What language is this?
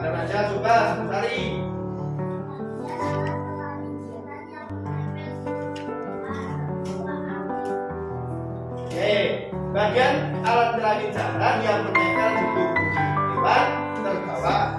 Indonesian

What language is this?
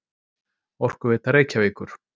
Icelandic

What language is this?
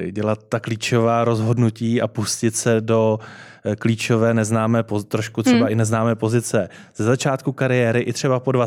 Czech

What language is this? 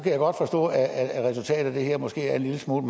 Danish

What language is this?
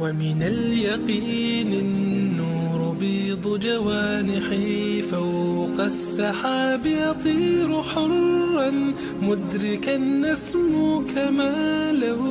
Arabic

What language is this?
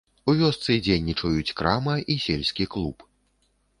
Belarusian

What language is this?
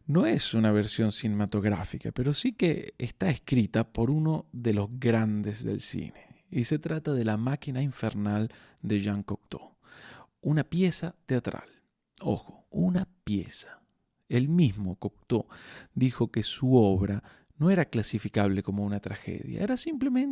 Spanish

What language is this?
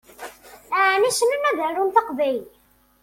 Kabyle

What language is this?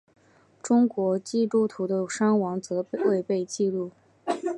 Chinese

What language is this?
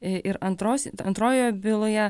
Lithuanian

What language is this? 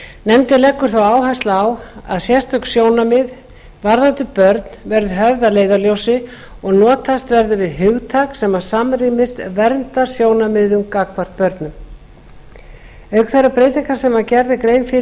Icelandic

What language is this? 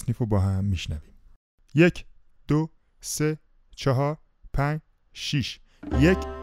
Persian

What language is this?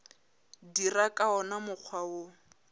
Northern Sotho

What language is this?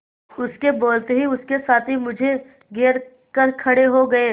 Hindi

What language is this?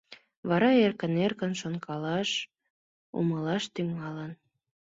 Mari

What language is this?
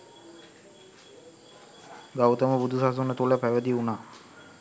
Sinhala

